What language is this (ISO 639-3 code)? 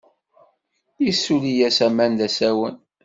kab